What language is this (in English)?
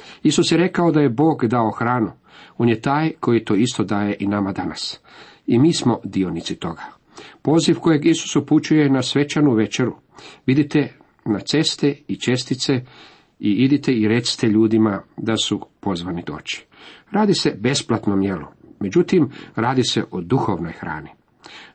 Croatian